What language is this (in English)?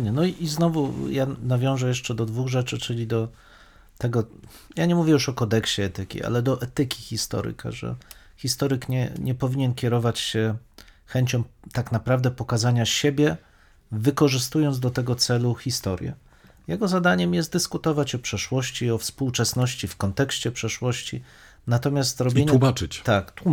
Polish